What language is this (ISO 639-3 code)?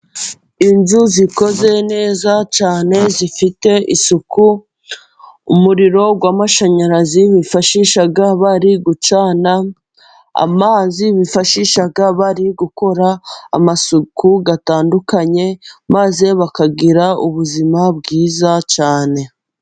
kin